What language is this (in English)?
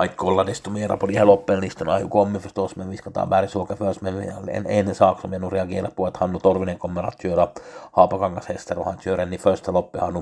Swedish